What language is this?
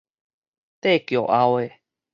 Min Nan Chinese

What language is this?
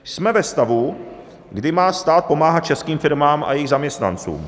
Czech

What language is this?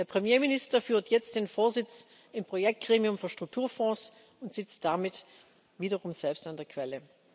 German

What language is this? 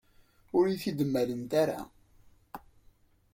Kabyle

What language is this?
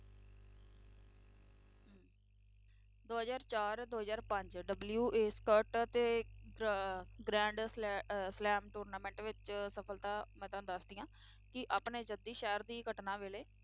Punjabi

